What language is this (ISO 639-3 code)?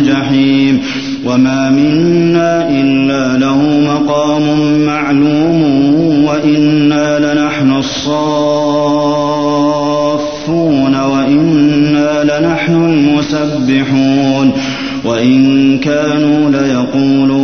ara